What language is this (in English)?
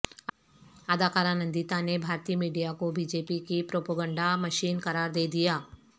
Urdu